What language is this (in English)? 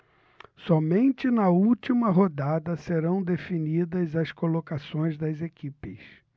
Portuguese